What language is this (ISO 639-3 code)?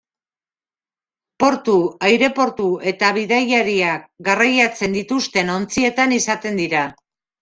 eus